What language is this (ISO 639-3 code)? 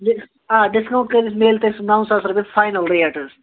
kas